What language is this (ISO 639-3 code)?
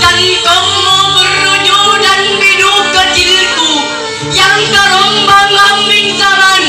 ind